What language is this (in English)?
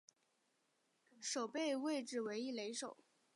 Chinese